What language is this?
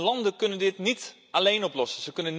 Dutch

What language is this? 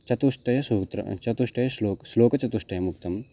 Sanskrit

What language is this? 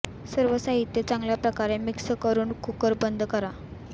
Marathi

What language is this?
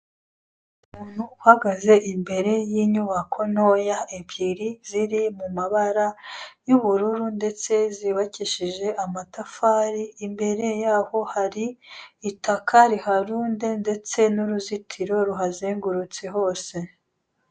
Kinyarwanda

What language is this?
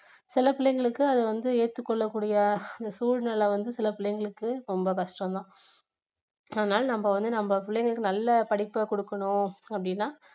Tamil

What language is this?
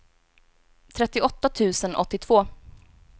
Swedish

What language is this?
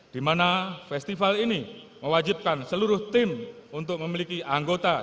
Indonesian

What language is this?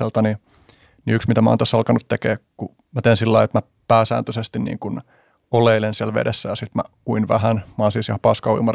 Finnish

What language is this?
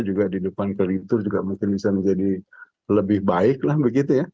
Indonesian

